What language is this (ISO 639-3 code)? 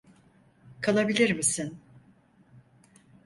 tur